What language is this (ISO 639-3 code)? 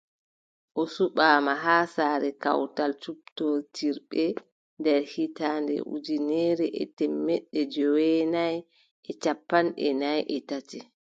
fub